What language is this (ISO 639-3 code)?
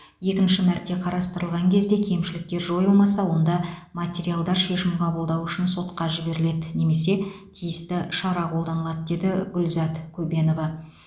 kaz